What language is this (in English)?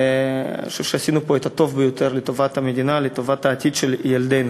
Hebrew